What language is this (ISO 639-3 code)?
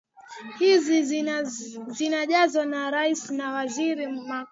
swa